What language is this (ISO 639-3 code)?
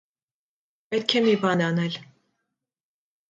hye